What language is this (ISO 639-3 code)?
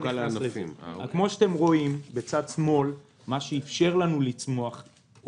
heb